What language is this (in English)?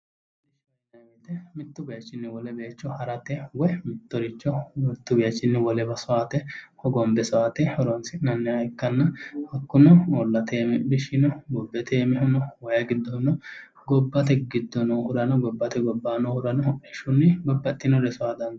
Sidamo